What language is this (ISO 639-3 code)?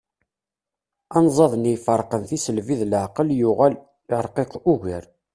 kab